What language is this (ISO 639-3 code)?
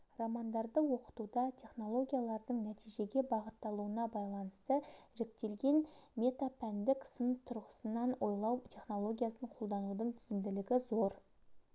kaz